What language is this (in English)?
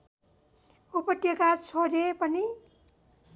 Nepali